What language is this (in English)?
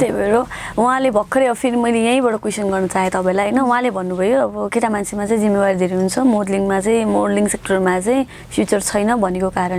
Korean